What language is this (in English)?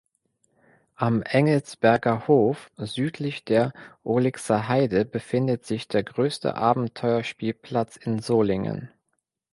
German